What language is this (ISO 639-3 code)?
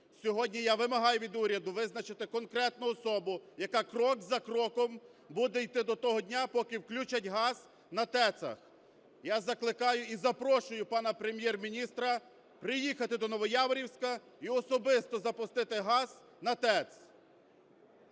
ukr